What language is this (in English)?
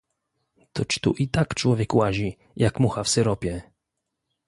Polish